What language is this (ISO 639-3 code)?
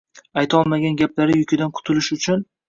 uzb